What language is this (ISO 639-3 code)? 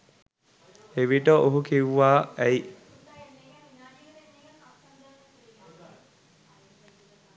sin